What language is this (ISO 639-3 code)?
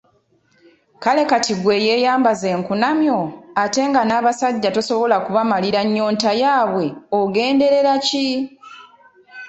lug